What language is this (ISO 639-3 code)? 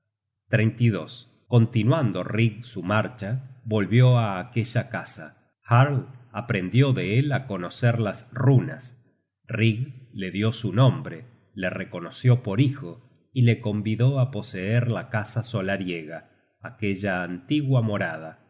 spa